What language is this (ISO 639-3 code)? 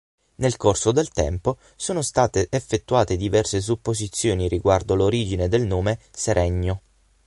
ita